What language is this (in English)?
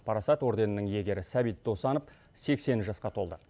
Kazakh